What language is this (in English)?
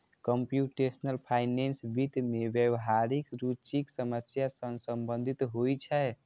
Maithili